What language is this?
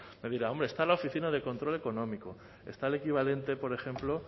Spanish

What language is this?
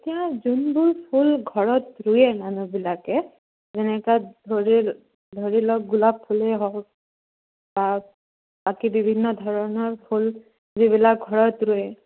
Assamese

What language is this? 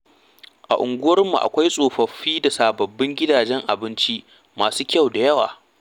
Hausa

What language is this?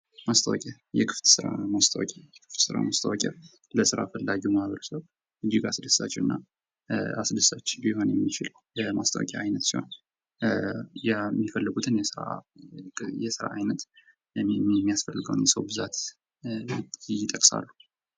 Amharic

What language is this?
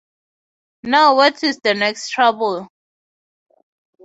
English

